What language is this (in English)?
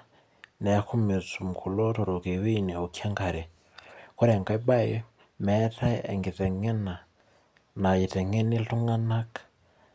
Masai